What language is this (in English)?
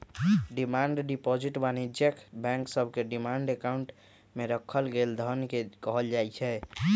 Magahi